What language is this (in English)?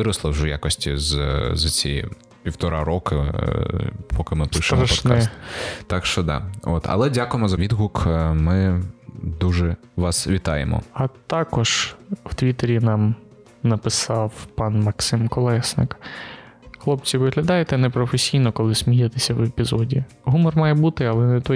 Ukrainian